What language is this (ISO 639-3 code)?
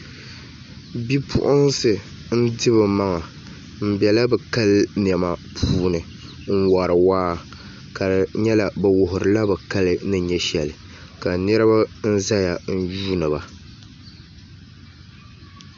dag